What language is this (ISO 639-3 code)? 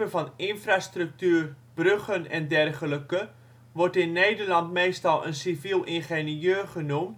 nld